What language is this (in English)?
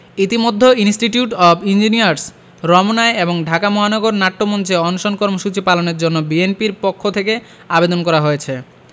Bangla